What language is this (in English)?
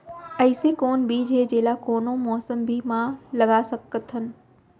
Chhattisgarhi